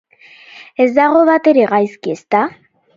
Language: Basque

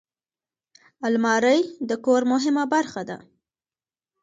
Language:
Pashto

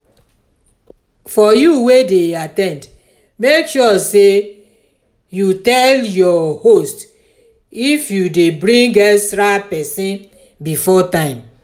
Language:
Nigerian Pidgin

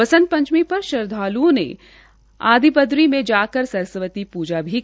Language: Hindi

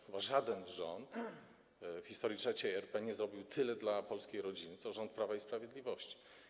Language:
Polish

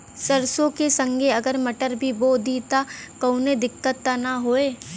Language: Bhojpuri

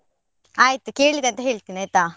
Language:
Kannada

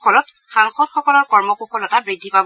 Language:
Assamese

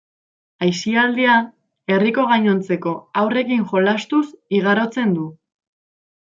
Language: Basque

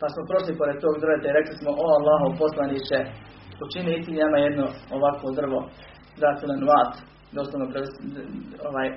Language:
Croatian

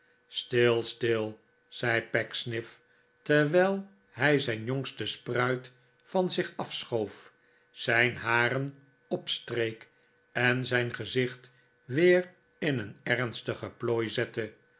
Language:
Dutch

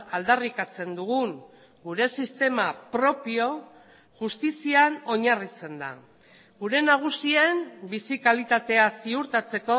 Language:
Basque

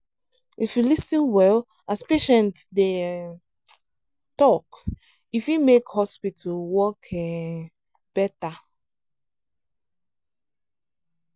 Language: Nigerian Pidgin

